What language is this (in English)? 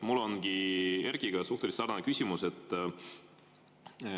Estonian